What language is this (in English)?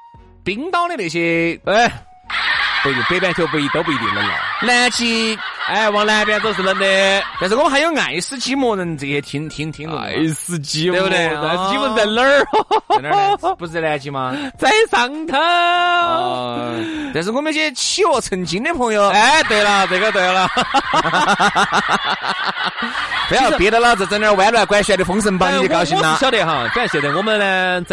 Chinese